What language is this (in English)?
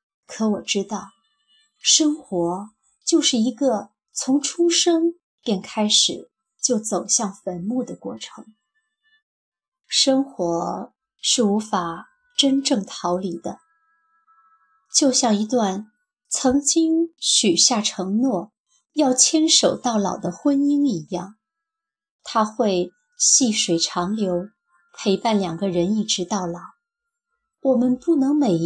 Chinese